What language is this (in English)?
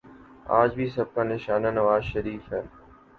Urdu